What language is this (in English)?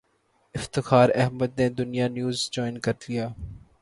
Urdu